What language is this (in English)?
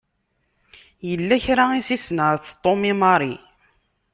Kabyle